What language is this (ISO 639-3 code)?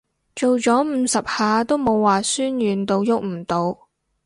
yue